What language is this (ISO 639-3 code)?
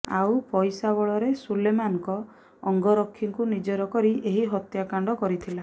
ori